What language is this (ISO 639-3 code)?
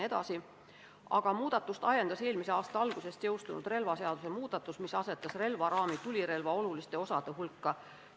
est